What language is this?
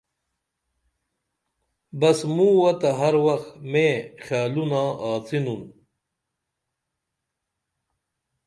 Dameli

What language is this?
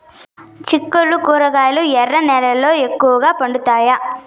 Telugu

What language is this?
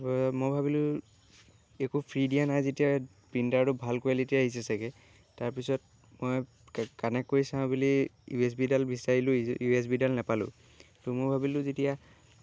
Assamese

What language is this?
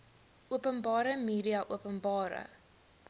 Afrikaans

